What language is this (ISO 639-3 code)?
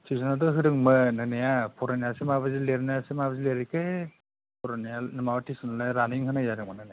brx